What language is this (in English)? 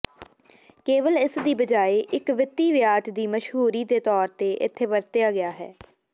Punjabi